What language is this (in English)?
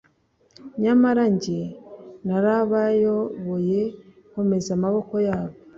Kinyarwanda